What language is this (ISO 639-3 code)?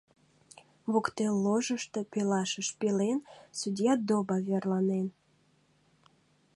chm